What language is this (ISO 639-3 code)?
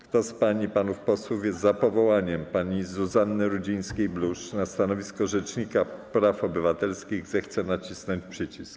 pol